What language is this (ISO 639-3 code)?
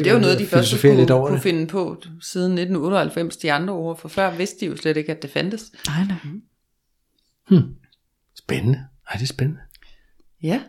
dan